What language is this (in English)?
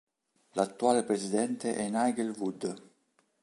Italian